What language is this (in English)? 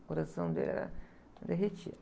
Portuguese